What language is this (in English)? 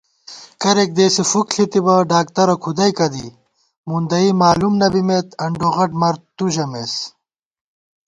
Gawar-Bati